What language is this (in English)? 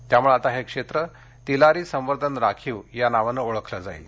Marathi